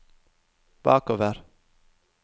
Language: Norwegian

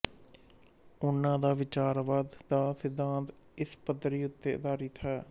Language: Punjabi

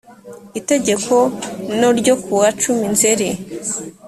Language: Kinyarwanda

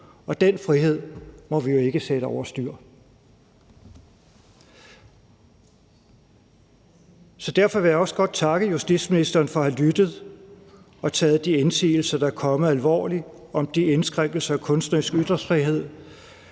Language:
Danish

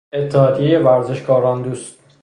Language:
Persian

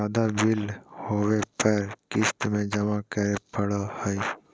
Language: Magahi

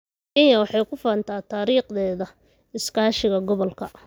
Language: Somali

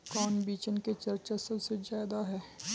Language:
Magahi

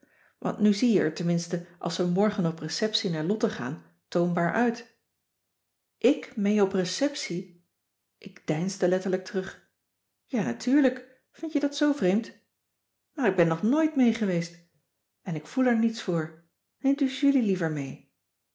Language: Dutch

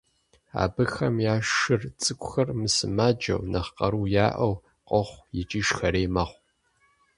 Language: Kabardian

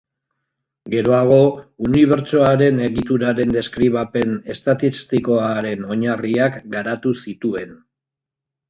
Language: Basque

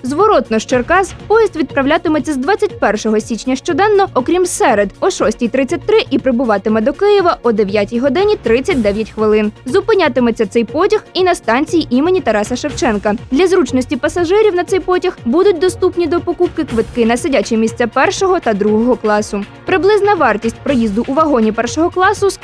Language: Ukrainian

